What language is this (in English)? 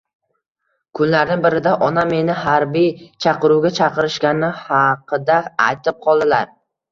Uzbek